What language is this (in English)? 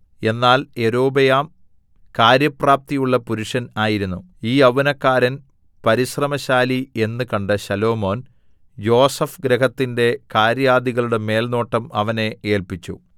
Malayalam